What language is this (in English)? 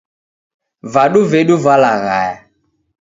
Taita